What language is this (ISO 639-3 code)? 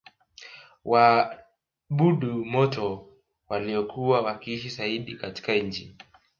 swa